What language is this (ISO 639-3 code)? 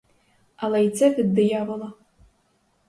ukr